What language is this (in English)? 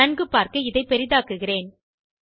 Tamil